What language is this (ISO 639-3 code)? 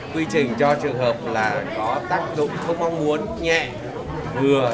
vie